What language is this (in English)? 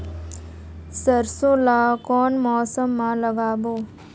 Chhattisgarhi